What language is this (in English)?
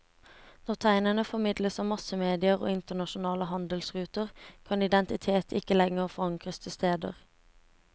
Norwegian